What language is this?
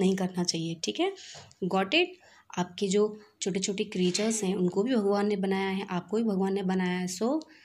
Hindi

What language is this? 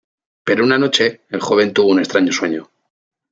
Spanish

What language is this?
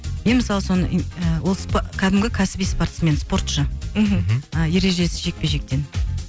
Kazakh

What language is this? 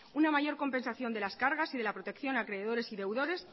Spanish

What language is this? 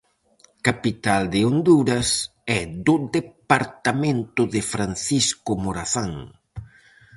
Galician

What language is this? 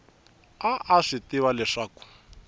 Tsonga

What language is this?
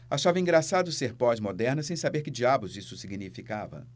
Portuguese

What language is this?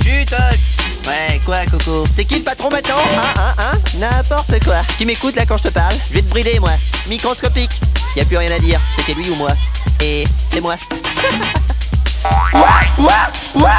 French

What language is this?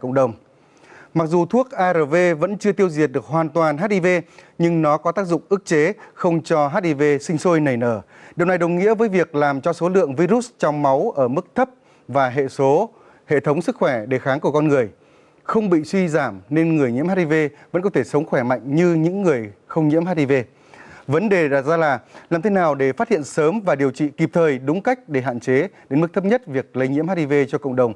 Vietnamese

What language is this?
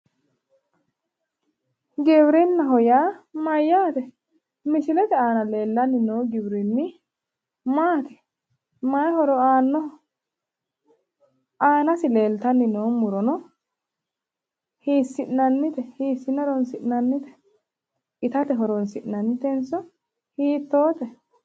Sidamo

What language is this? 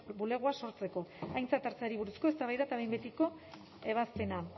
Basque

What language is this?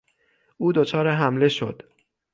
Persian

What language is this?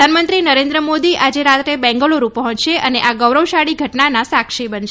Gujarati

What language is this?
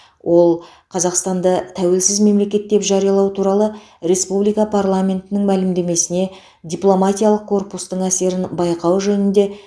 Kazakh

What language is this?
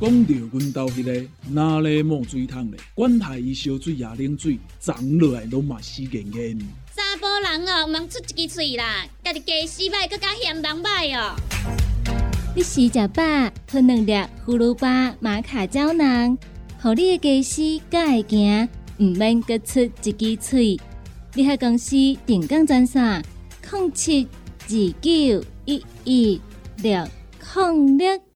Chinese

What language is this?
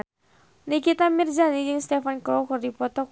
Sundanese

